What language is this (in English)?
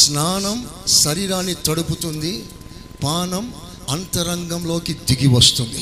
Telugu